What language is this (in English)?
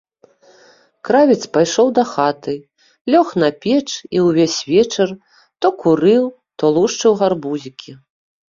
Belarusian